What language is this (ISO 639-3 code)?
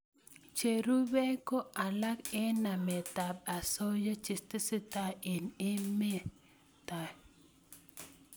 kln